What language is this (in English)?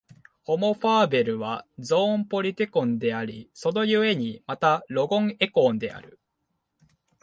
Japanese